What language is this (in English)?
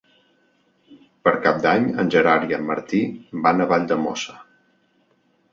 Catalan